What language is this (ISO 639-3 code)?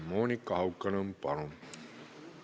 est